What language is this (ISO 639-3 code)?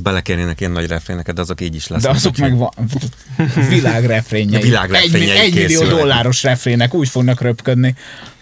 hun